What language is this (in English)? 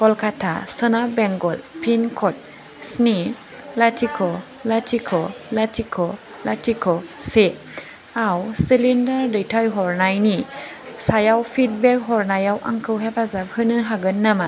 Bodo